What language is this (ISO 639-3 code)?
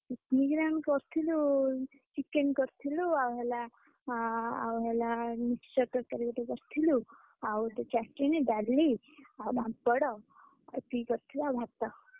ori